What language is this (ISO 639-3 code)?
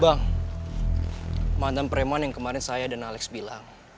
ind